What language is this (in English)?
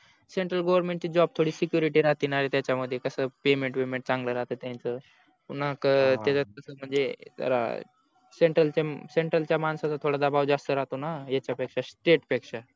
Marathi